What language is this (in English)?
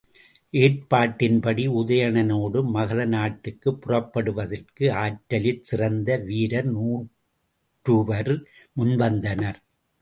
Tamil